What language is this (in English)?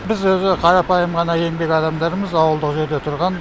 Kazakh